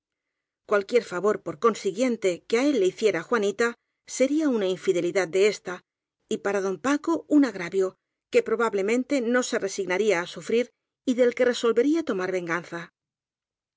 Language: Spanish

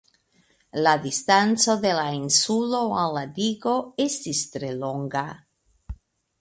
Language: Esperanto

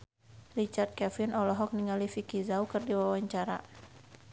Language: Sundanese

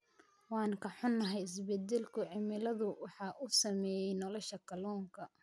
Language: Somali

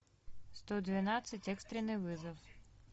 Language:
Russian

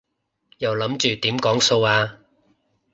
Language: Cantonese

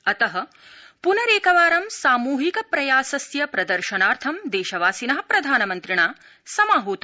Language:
Sanskrit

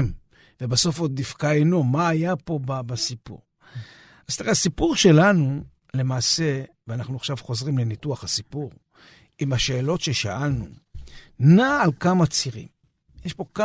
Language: Hebrew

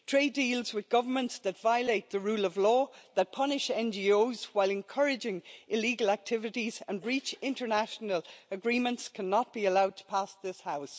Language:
English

